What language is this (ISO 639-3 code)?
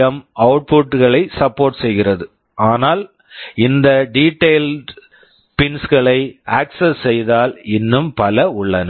tam